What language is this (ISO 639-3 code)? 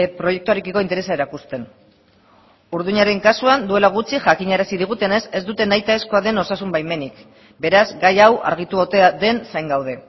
eus